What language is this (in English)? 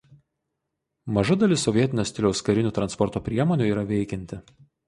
Lithuanian